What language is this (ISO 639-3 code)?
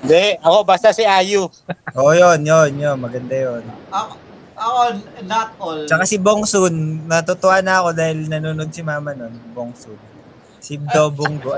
fil